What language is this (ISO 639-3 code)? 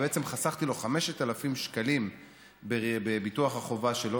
heb